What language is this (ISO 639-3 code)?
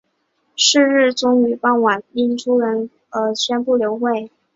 zho